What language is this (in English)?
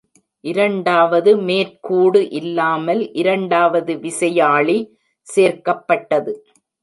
Tamil